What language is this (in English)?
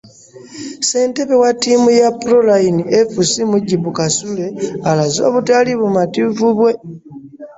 Ganda